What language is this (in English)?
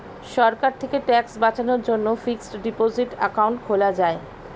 Bangla